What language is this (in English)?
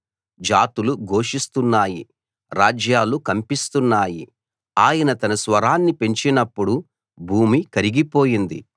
Telugu